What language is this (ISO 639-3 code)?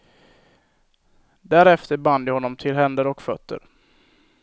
swe